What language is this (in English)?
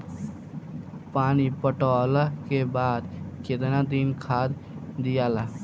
Bhojpuri